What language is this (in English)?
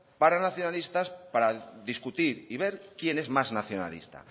Spanish